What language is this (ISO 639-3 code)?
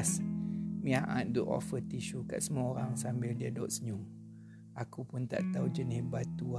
msa